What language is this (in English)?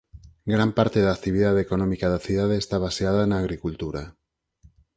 Galician